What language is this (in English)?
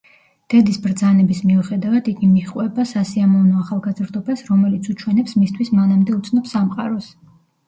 Georgian